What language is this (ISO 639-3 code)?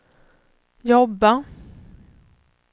swe